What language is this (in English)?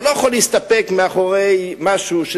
Hebrew